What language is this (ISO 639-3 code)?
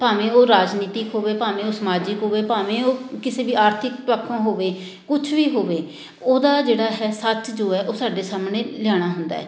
pan